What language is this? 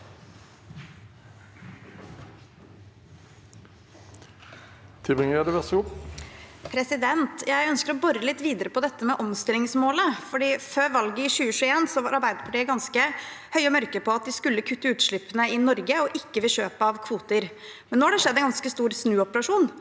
Norwegian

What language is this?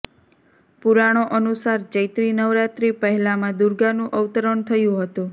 Gujarati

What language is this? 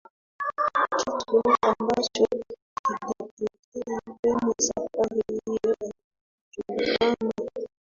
Swahili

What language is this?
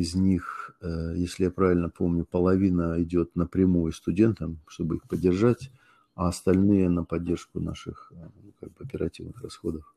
Russian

